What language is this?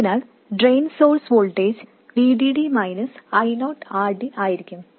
Malayalam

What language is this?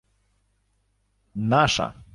Ukrainian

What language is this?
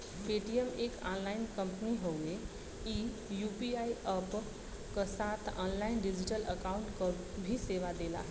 Bhojpuri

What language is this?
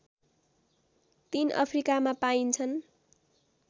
Nepali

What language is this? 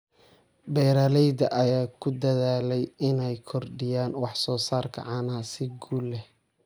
Somali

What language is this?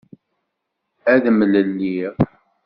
Kabyle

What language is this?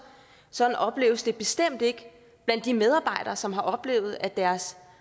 Danish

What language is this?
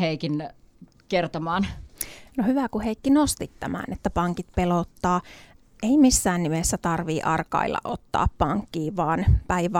Finnish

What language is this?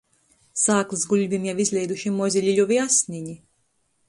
Latgalian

